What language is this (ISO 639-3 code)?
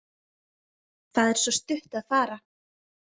isl